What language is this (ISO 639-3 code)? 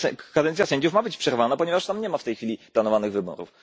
pol